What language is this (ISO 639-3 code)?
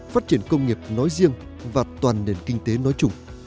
vie